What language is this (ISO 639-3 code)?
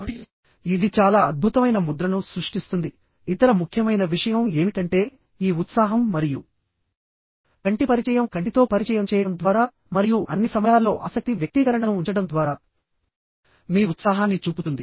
tel